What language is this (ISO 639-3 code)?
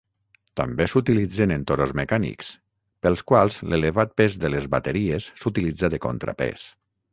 cat